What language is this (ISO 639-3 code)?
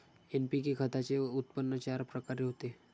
mar